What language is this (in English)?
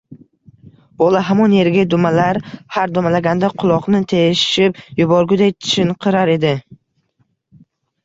Uzbek